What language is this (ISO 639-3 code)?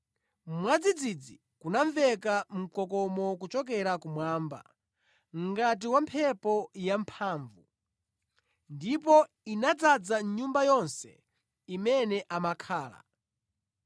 nya